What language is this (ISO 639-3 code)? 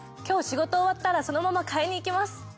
jpn